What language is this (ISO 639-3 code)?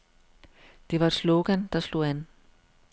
dan